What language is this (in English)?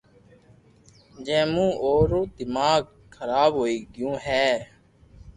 Loarki